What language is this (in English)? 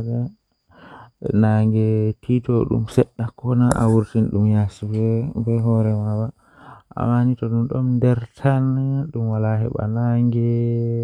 Western Niger Fulfulde